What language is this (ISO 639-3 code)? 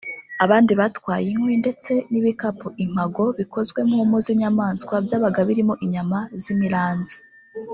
kin